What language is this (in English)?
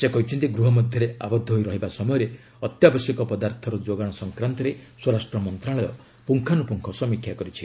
Odia